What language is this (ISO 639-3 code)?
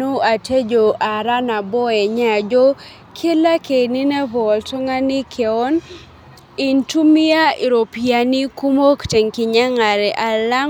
mas